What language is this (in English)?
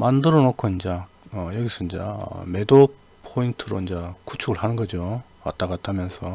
Korean